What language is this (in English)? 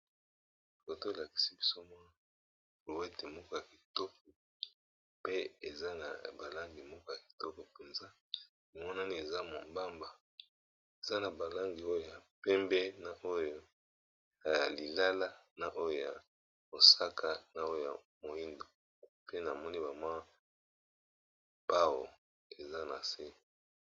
Lingala